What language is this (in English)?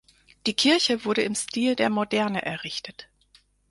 German